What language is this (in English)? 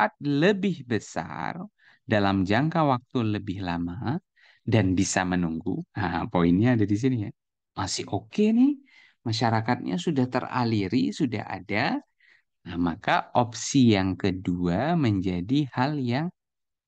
Indonesian